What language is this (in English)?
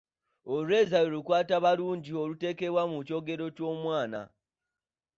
Ganda